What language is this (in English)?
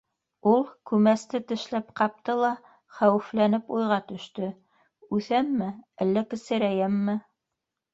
Bashkir